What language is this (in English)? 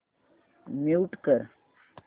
Marathi